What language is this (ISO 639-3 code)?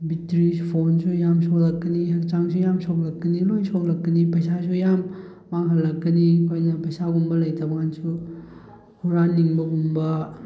mni